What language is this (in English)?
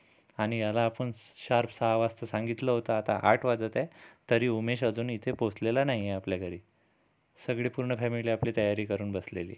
Marathi